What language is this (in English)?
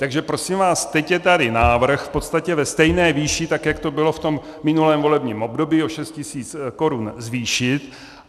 Czech